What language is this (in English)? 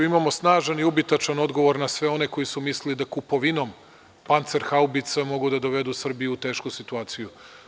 Serbian